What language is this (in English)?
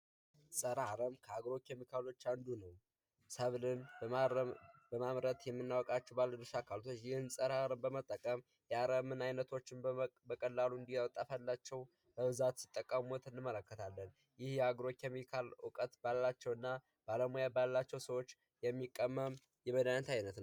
Amharic